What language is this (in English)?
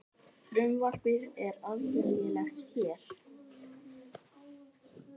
Icelandic